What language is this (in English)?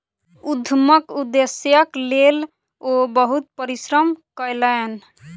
Maithili